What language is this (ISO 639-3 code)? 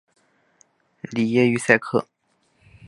zho